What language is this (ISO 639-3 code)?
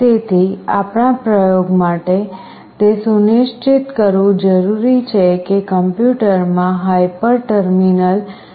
guj